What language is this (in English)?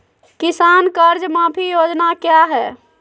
Magahi